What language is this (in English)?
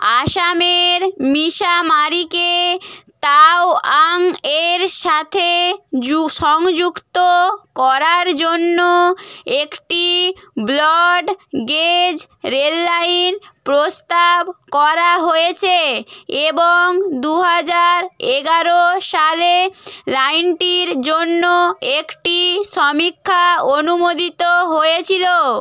Bangla